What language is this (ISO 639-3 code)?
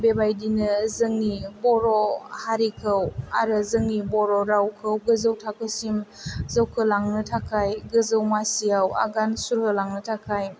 brx